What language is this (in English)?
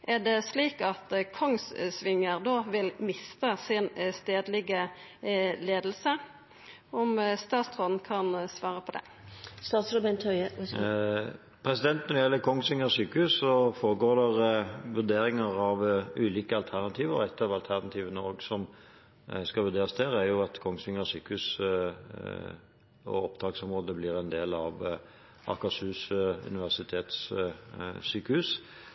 Norwegian